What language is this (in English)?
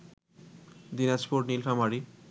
Bangla